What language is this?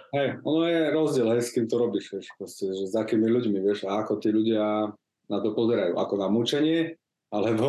Slovak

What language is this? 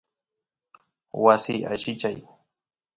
Santiago del Estero Quichua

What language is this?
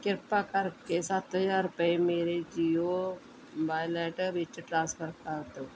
Punjabi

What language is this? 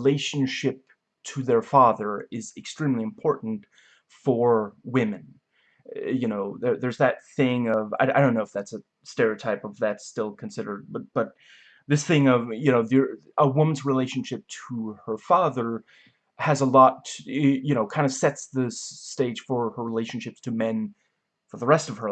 English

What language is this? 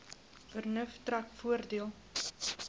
Afrikaans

